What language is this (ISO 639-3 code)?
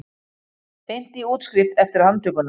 isl